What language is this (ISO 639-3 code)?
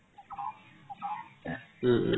asm